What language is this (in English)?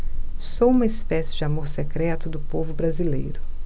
Portuguese